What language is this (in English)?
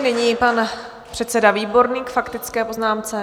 Czech